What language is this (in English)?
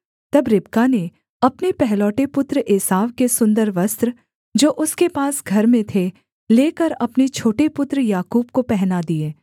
Hindi